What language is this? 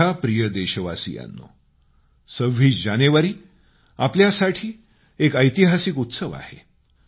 Marathi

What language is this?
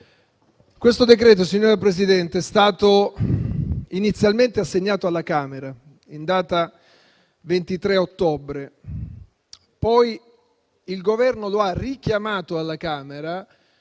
Italian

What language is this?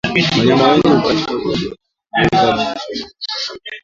Swahili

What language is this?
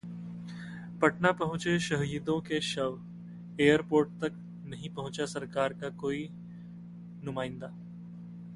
Hindi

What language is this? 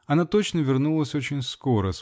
Russian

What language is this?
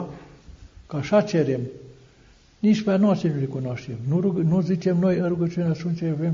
Romanian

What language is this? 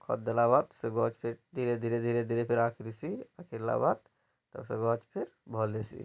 Odia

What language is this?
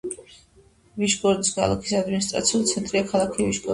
Georgian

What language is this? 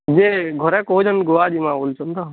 Odia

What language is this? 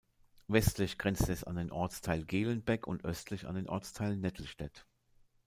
German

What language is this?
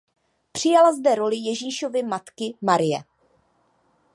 Czech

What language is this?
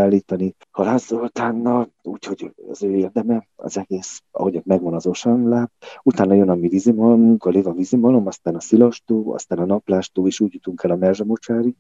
Hungarian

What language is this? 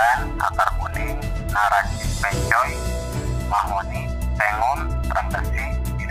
Indonesian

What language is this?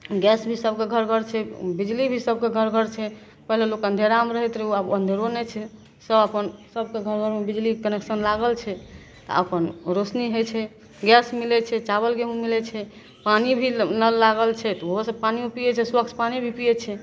Maithili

